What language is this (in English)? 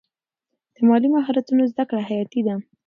Pashto